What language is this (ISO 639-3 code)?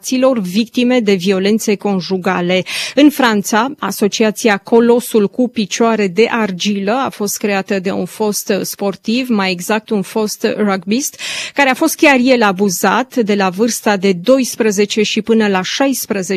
ron